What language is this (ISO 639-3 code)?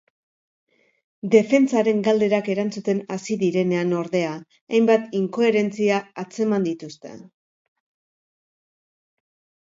eus